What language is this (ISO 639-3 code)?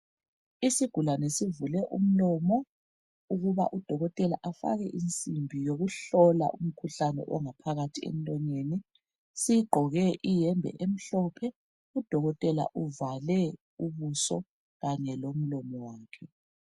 nde